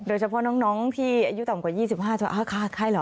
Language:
Thai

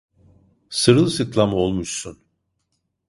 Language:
Turkish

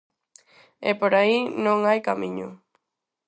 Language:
Galician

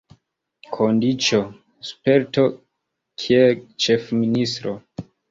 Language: Esperanto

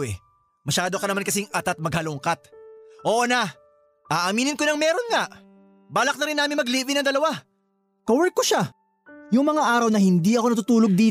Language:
Filipino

